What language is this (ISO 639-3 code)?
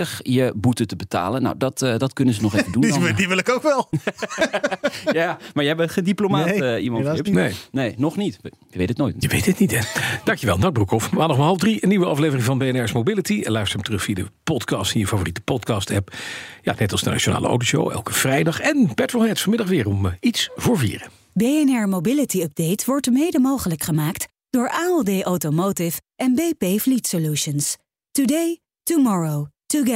nld